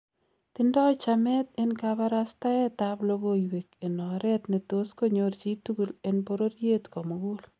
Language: Kalenjin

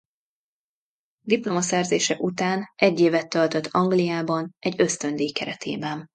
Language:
Hungarian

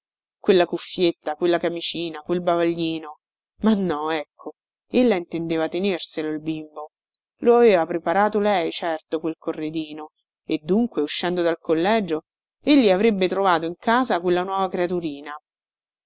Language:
Italian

